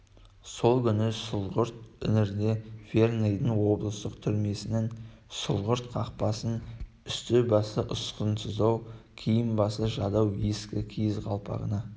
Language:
Kazakh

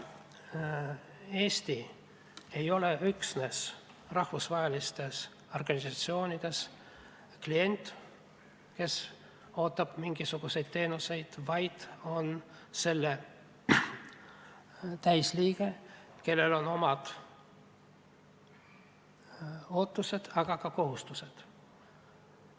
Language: Estonian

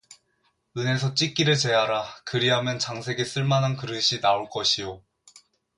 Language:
Korean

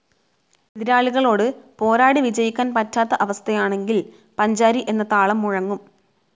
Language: Malayalam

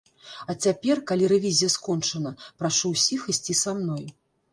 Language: Belarusian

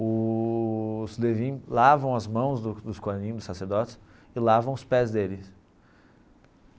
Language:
Portuguese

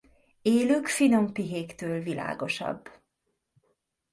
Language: Hungarian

